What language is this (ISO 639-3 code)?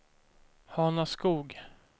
swe